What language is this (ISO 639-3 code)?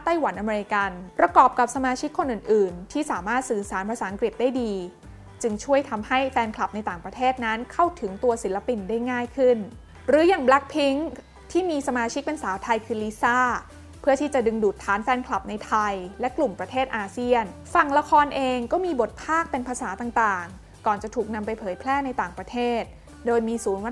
tha